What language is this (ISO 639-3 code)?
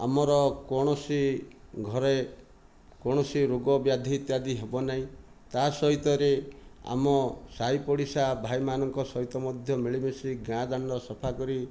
ori